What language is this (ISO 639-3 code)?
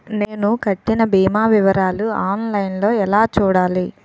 tel